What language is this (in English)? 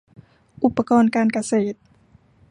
Thai